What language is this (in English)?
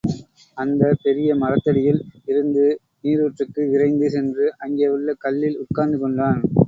Tamil